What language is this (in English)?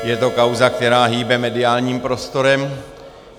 Czech